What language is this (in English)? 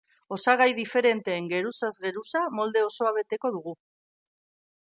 Basque